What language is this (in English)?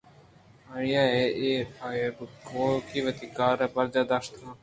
Eastern Balochi